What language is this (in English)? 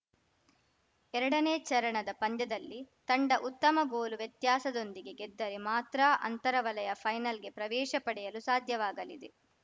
Kannada